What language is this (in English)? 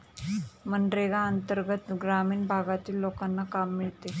Marathi